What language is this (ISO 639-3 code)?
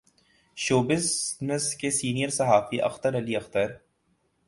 urd